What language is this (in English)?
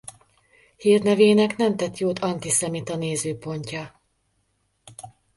Hungarian